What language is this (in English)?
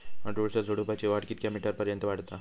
Marathi